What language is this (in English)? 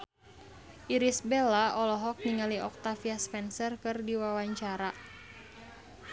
Sundanese